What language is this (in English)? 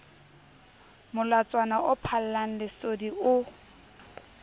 Southern Sotho